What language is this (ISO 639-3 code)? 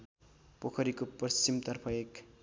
nep